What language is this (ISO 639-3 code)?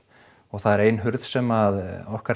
isl